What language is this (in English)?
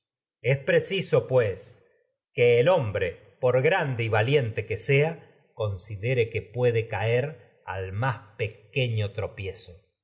Spanish